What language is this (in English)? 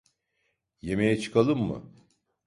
Turkish